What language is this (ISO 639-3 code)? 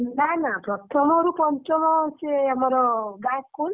ori